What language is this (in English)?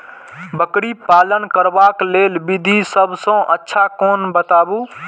Maithili